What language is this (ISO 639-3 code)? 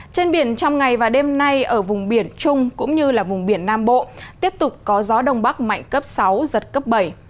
vie